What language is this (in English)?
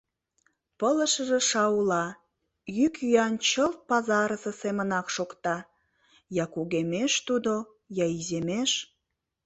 Mari